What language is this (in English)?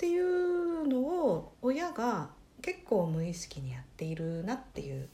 Japanese